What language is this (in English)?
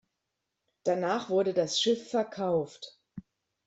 German